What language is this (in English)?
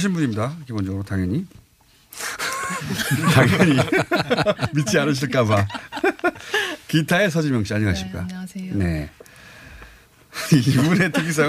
Korean